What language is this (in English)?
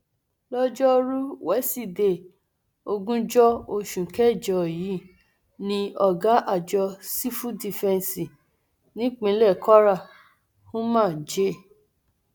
Yoruba